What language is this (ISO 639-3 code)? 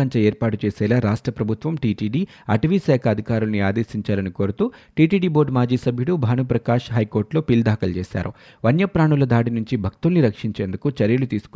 tel